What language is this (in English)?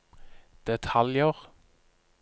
Norwegian